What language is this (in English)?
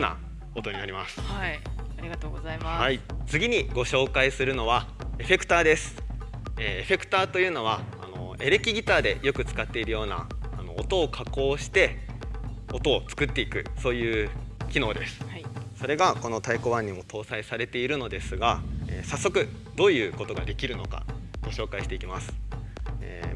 Japanese